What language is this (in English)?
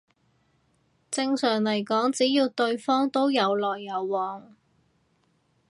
Cantonese